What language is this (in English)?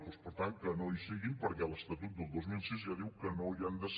Catalan